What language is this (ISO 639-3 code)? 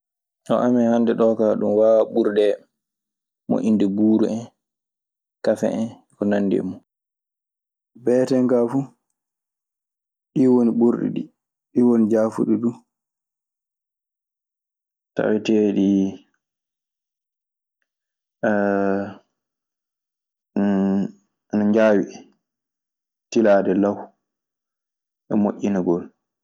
ffm